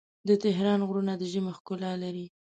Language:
Pashto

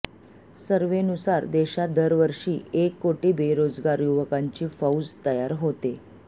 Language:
Marathi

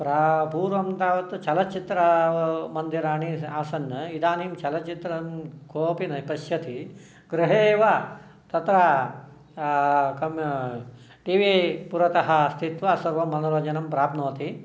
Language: Sanskrit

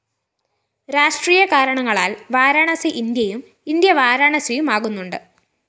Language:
Malayalam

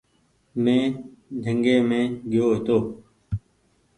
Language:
Goaria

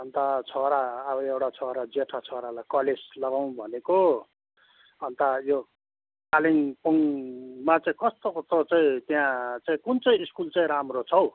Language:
Nepali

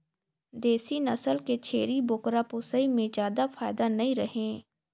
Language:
Chhattisgarhi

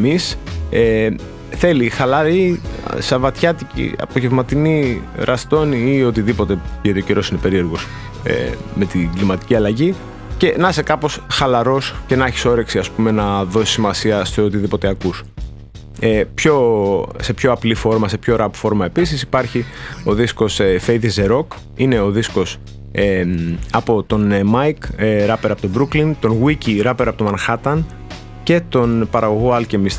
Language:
Greek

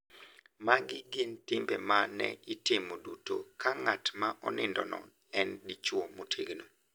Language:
Luo (Kenya and Tanzania)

